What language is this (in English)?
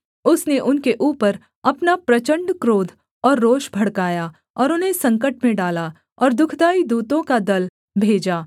Hindi